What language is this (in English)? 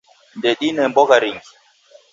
Taita